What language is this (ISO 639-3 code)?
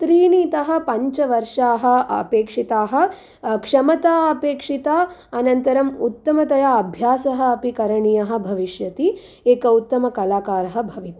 san